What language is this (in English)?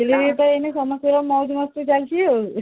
Odia